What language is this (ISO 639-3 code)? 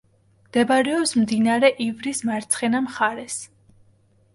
kat